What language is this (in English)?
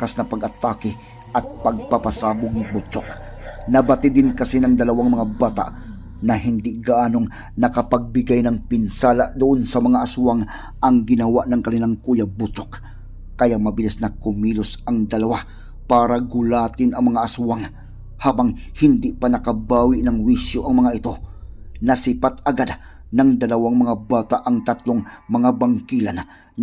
Filipino